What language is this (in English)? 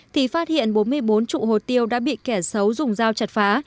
Vietnamese